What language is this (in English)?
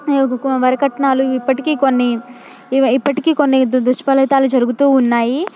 Telugu